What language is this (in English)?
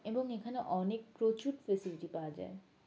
Bangla